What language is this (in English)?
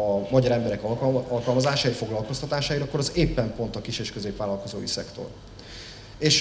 Hungarian